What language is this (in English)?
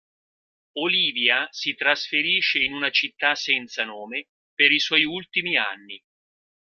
Italian